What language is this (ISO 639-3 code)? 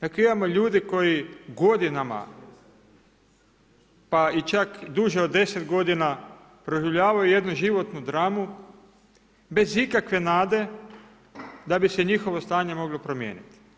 hrv